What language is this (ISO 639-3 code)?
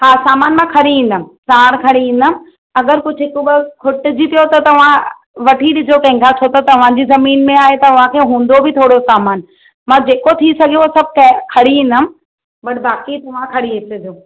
snd